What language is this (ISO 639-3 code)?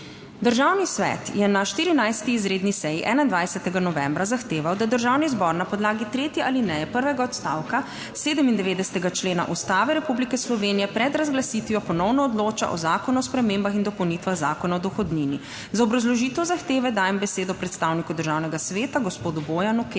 slv